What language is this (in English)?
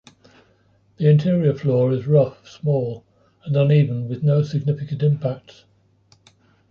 English